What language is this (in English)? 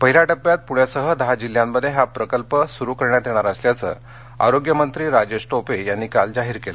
Marathi